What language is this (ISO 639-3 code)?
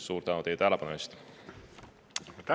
est